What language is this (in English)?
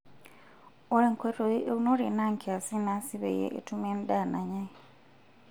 Masai